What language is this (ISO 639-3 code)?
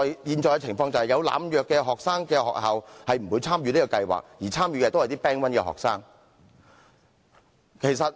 yue